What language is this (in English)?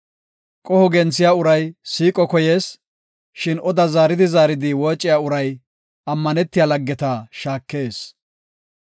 Gofa